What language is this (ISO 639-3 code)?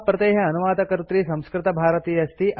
san